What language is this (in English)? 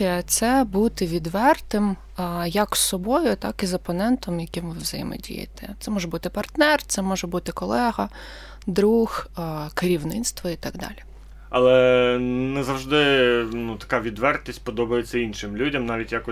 Ukrainian